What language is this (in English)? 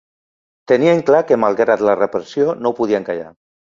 Catalan